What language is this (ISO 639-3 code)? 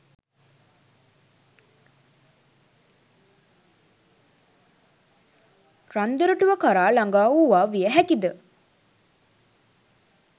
sin